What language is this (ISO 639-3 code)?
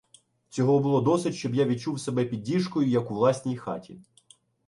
ukr